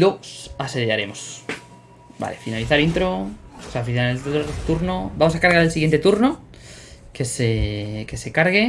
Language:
Spanish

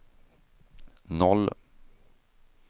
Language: Swedish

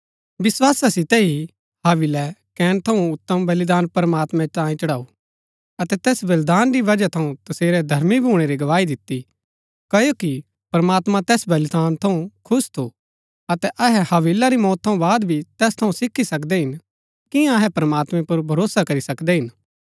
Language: Gaddi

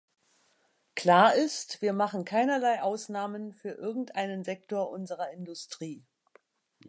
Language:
German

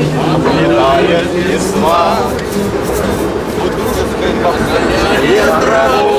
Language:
Russian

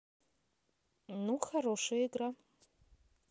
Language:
Russian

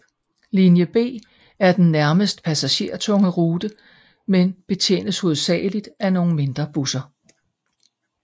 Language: Danish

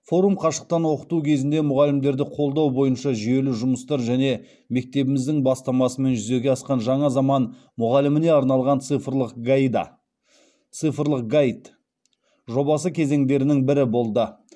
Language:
Kazakh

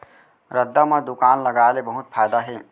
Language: Chhattisgarhi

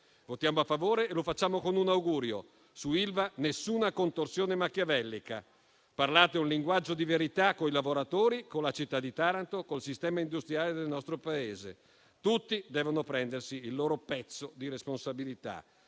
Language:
Italian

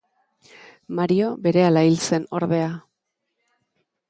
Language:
Basque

